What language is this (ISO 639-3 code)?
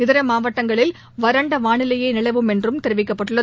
tam